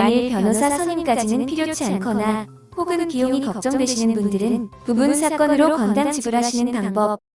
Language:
Korean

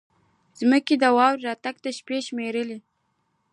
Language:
Pashto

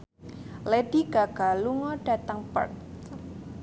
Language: Javanese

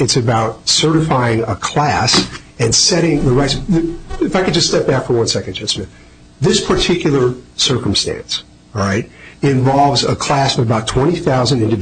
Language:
English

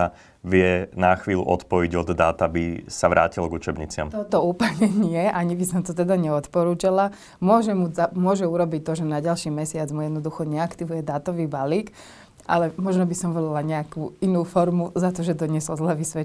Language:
Slovak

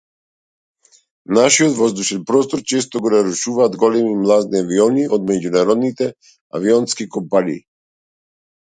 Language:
Macedonian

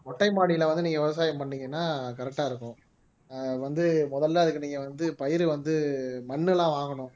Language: Tamil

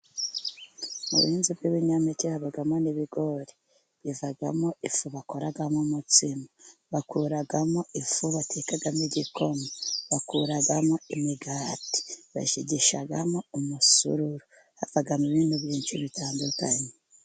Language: Kinyarwanda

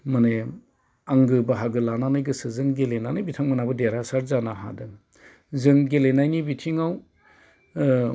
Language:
Bodo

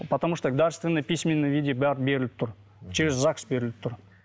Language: Kazakh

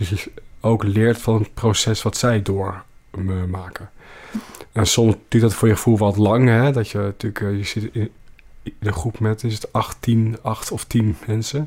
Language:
Dutch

